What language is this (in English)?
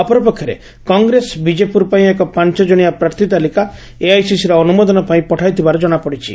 Odia